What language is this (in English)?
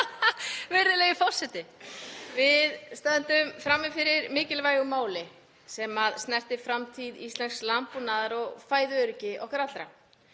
Icelandic